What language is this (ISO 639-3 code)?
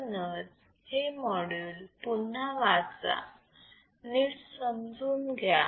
mar